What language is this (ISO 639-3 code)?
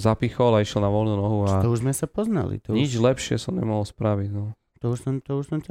slk